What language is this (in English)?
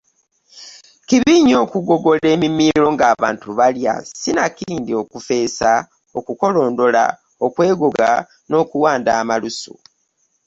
Ganda